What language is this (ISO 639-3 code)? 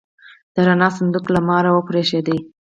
pus